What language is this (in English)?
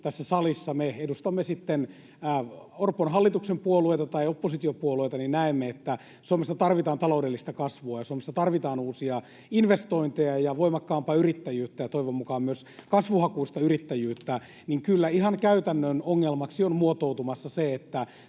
Finnish